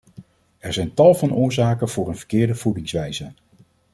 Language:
Dutch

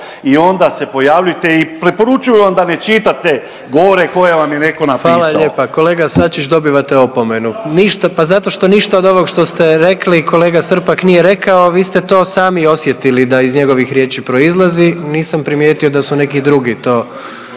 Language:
Croatian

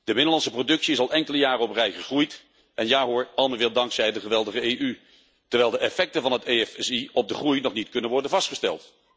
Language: Dutch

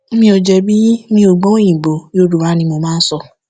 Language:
Yoruba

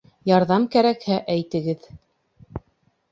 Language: Bashkir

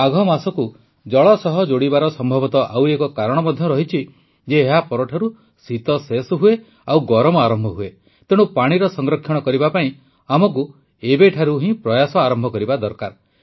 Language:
Odia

